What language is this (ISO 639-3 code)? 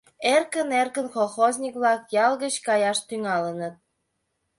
chm